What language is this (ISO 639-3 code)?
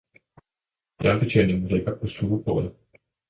dan